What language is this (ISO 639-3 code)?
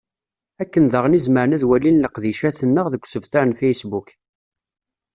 kab